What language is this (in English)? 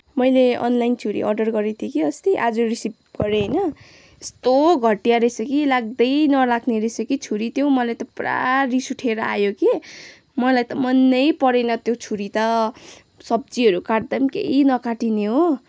Nepali